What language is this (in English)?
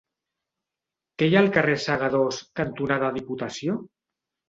Catalan